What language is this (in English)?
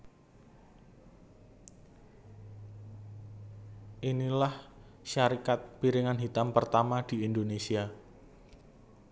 Javanese